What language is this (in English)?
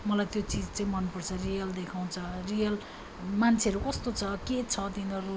Nepali